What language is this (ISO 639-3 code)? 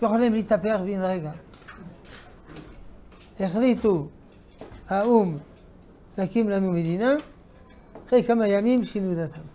heb